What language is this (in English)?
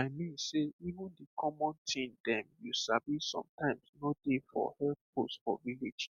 Nigerian Pidgin